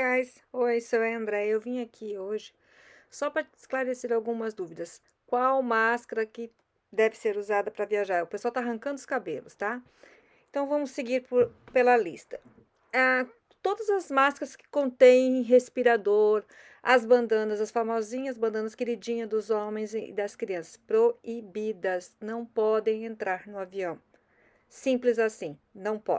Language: Portuguese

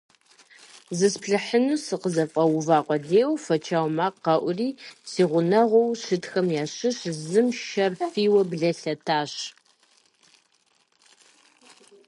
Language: Kabardian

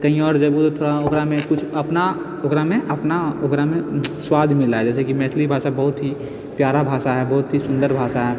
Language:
Maithili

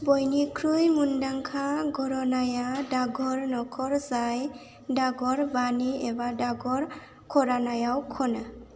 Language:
Bodo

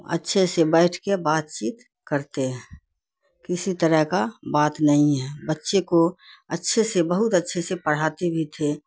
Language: Urdu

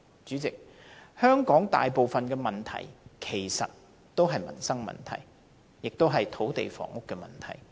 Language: Cantonese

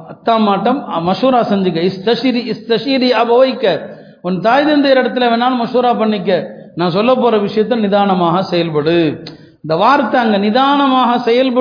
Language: Tamil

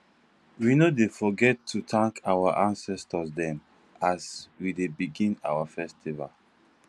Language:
Nigerian Pidgin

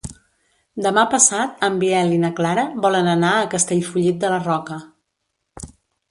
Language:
Catalan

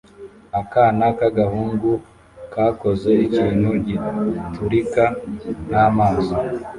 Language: Kinyarwanda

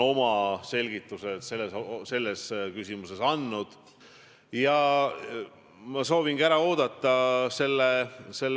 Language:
Estonian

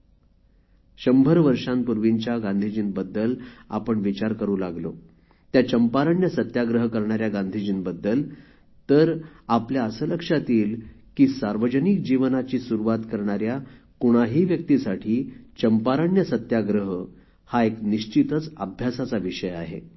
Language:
Marathi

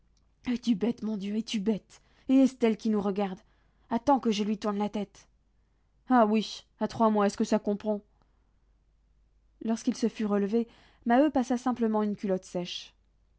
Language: French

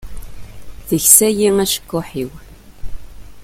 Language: Kabyle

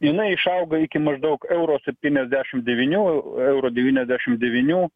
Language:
Lithuanian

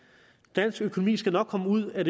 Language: Danish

